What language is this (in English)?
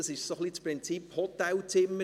Swiss German